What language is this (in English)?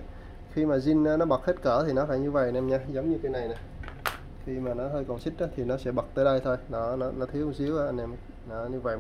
Vietnamese